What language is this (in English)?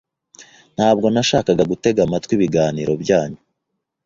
Kinyarwanda